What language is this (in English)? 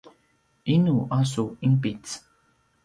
Paiwan